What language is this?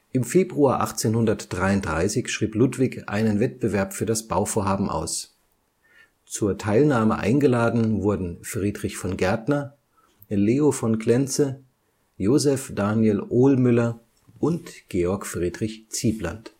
German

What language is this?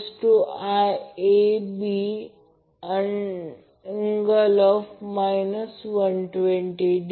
Marathi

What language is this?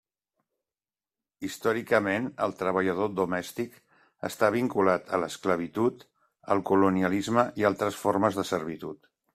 Catalan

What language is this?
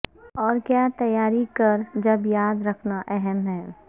Urdu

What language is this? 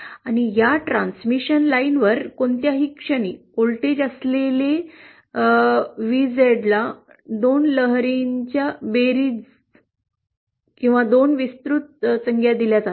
Marathi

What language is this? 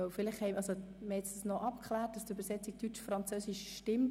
Swiss German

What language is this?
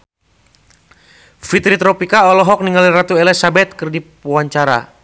Sundanese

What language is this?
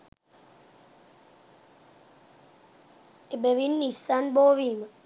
Sinhala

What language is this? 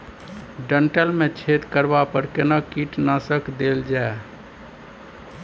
Maithili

